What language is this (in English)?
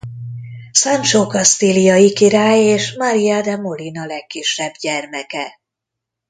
Hungarian